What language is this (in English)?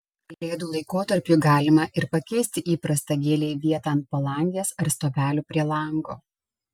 Lithuanian